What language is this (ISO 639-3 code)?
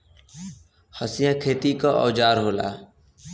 bho